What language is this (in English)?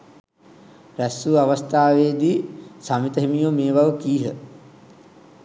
Sinhala